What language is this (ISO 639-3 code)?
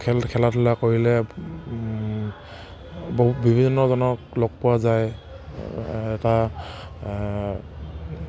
asm